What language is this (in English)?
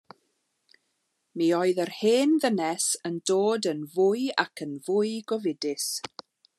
Welsh